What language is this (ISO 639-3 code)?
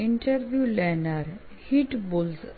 guj